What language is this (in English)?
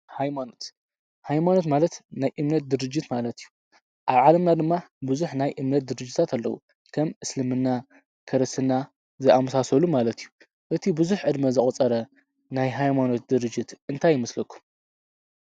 Tigrinya